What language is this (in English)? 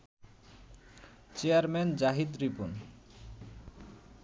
Bangla